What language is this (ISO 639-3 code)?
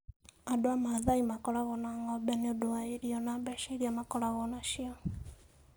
kik